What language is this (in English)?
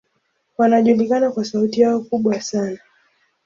Swahili